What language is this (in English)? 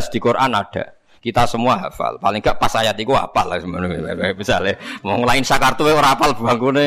Indonesian